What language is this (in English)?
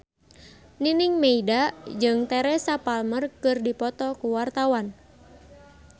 Sundanese